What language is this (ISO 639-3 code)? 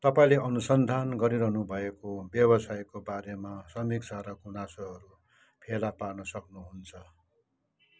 nep